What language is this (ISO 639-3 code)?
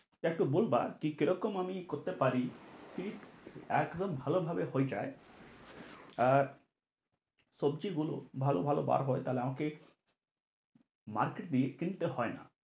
ben